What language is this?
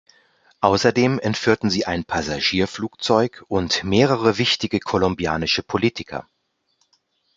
German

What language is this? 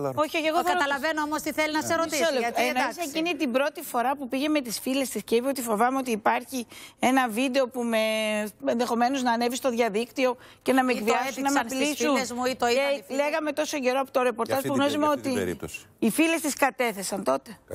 Greek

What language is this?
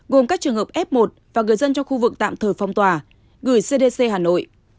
Vietnamese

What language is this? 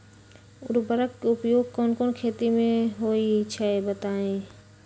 Magahi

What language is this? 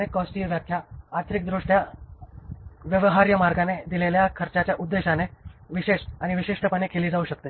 Marathi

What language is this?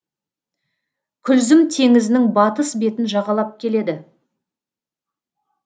Kazakh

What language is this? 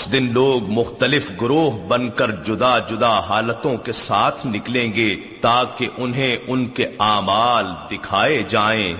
Urdu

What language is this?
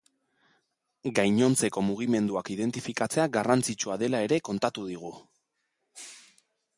Basque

